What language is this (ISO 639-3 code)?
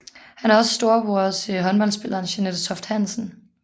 dan